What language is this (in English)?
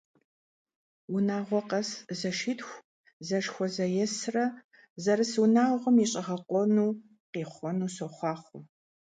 Kabardian